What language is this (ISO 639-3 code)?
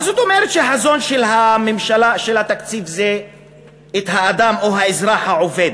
heb